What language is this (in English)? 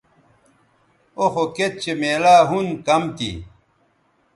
Bateri